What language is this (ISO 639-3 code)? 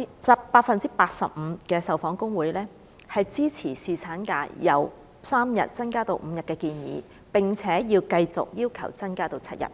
yue